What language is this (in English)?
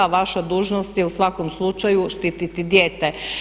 Croatian